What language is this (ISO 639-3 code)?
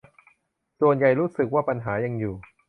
tha